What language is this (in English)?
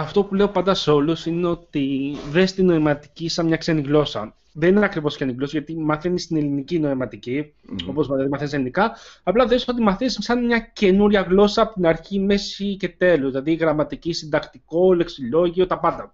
Greek